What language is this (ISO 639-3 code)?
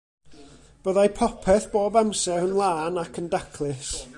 cym